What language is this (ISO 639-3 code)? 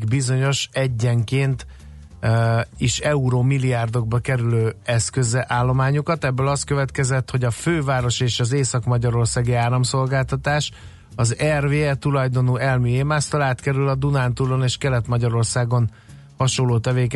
hun